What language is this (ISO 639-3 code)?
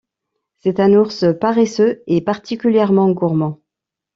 fra